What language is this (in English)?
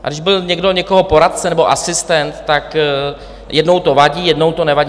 Czech